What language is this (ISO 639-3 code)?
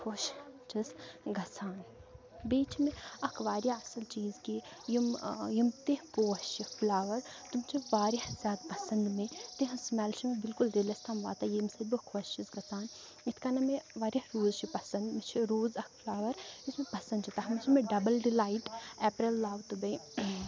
kas